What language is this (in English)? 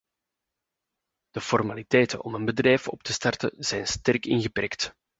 Dutch